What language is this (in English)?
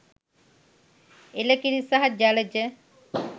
Sinhala